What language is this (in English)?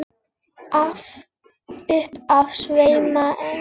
Icelandic